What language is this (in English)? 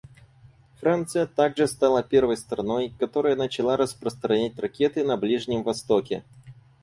Russian